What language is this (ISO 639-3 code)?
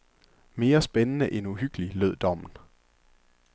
dan